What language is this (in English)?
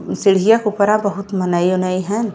Bhojpuri